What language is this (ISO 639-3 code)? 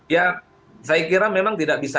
ind